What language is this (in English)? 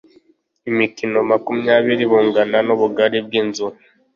Kinyarwanda